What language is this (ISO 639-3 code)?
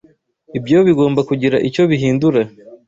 kin